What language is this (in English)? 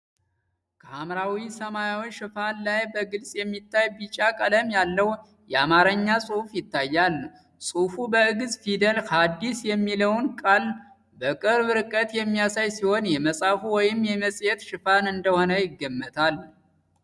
Amharic